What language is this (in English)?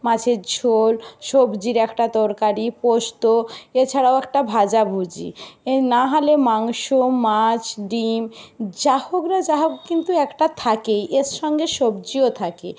Bangla